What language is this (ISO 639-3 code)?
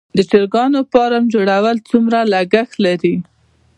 pus